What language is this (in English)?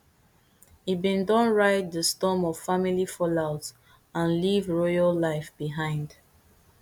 Nigerian Pidgin